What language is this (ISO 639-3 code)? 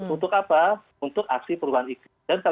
ind